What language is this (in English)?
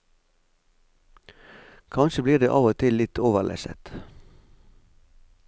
Norwegian